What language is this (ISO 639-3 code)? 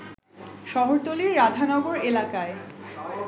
ben